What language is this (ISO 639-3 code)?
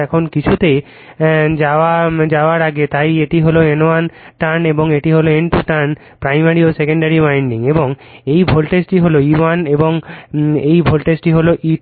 ben